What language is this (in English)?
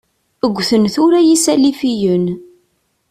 Kabyle